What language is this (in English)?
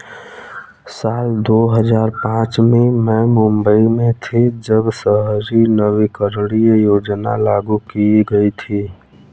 Hindi